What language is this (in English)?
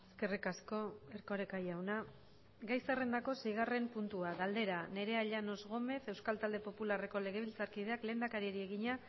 Basque